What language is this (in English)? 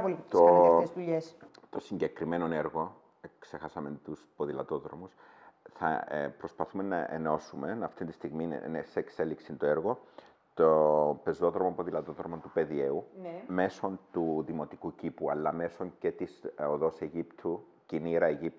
Greek